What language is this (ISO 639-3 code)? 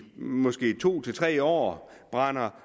dan